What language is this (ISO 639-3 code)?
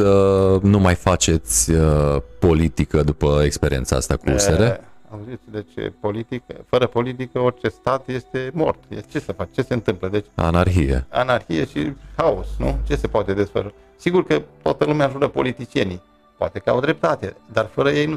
ron